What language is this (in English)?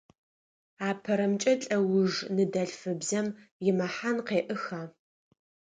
Adyghe